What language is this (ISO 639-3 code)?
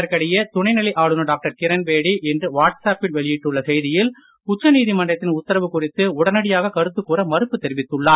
tam